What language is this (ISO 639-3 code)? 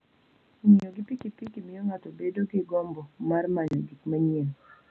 luo